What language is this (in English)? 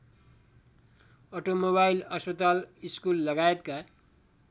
Nepali